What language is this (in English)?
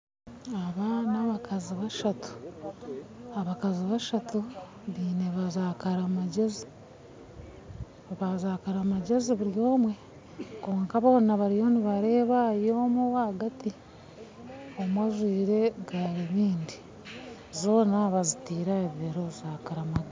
Nyankole